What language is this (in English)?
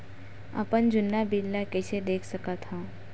Chhattisgarhi